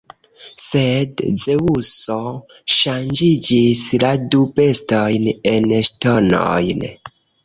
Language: Esperanto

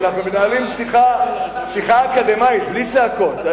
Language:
Hebrew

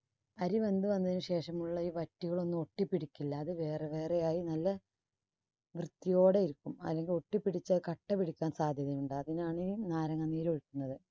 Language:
Malayalam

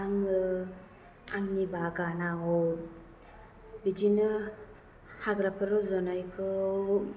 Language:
Bodo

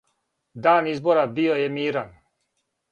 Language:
Serbian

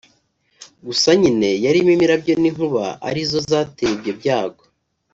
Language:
Kinyarwanda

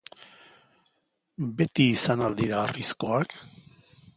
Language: Basque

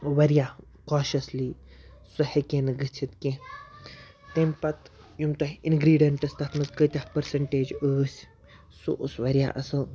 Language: Kashmiri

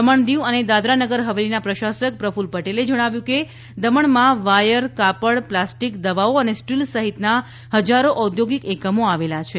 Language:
Gujarati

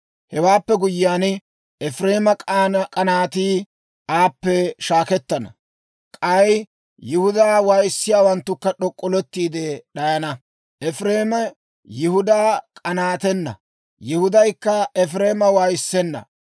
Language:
Dawro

